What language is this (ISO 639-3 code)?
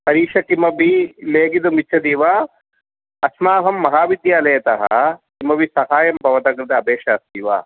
san